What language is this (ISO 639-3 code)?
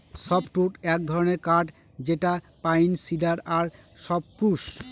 ben